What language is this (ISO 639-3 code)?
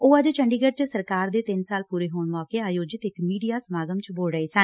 pan